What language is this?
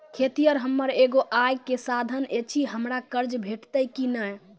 Maithili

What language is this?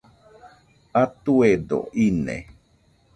Nüpode Huitoto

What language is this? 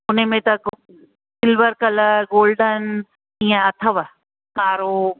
Sindhi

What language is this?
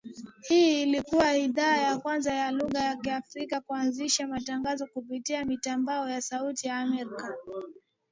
Swahili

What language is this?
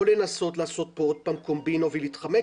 Hebrew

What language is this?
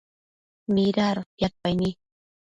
Matsés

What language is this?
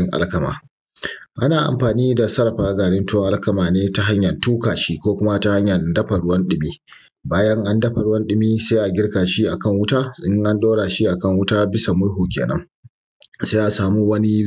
Hausa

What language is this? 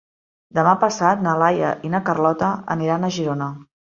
Catalan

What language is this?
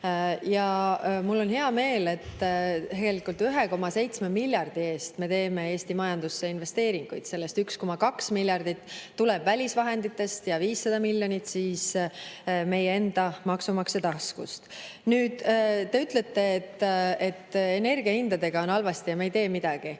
Estonian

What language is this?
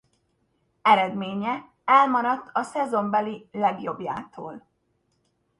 Hungarian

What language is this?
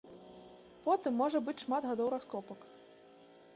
Belarusian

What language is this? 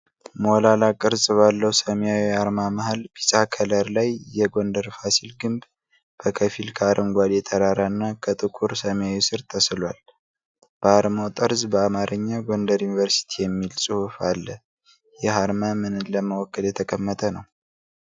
Amharic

